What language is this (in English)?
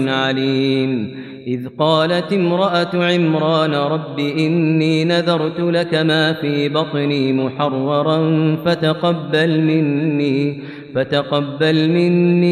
Arabic